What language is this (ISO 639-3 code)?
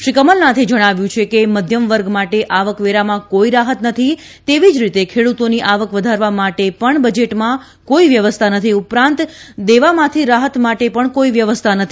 guj